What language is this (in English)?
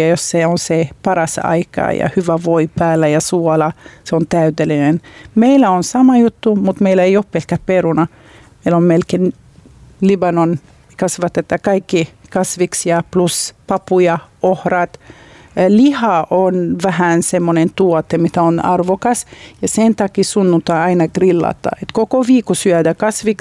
Finnish